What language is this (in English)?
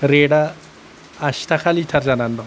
Bodo